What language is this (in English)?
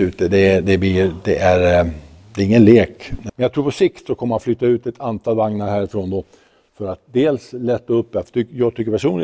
Swedish